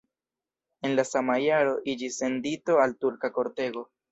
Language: Esperanto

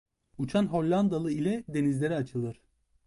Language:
Turkish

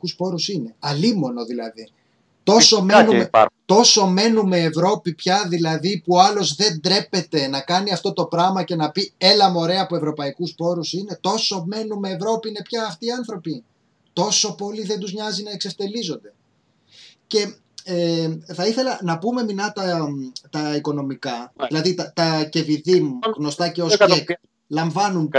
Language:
Greek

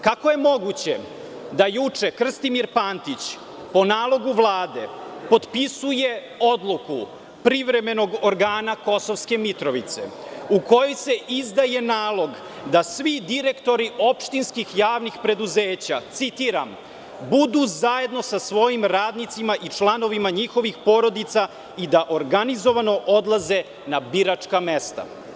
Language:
Serbian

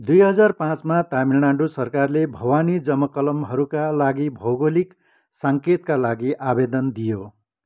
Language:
Nepali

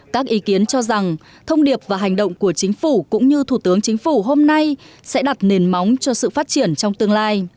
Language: Vietnamese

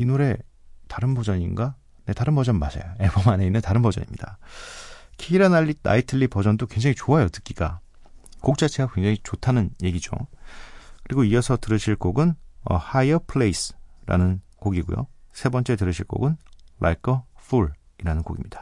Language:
Korean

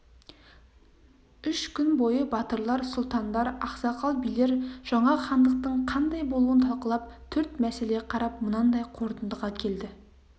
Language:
Kazakh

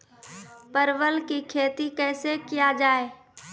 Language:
Maithili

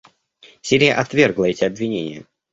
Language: Russian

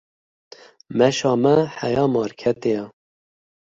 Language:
Kurdish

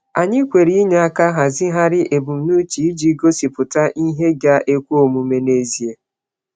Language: Igbo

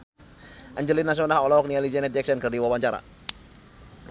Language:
Sundanese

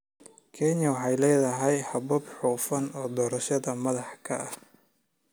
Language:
Somali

